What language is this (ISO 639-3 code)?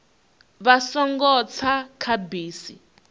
ven